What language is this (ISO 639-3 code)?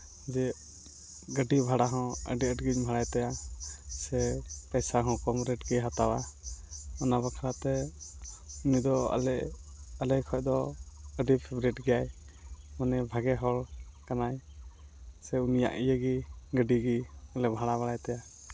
sat